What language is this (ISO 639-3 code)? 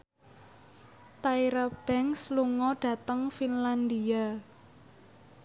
jav